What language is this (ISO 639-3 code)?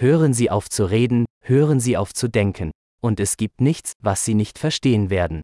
ukr